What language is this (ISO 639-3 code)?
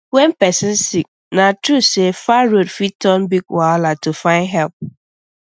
pcm